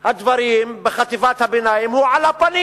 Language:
Hebrew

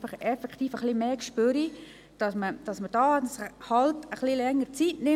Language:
Swiss German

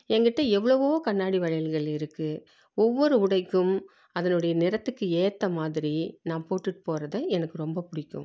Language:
Tamil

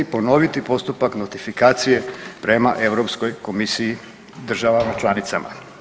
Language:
Croatian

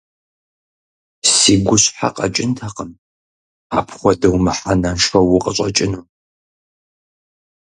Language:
Kabardian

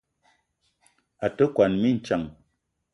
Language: Eton (Cameroon)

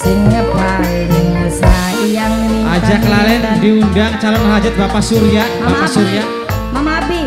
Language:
Indonesian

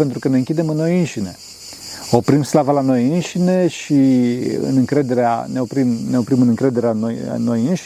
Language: Romanian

